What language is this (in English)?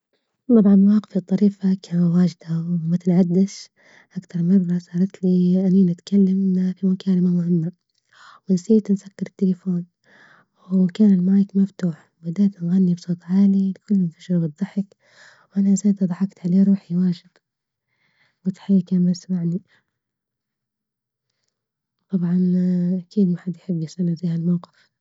Libyan Arabic